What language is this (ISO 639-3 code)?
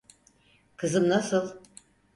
tur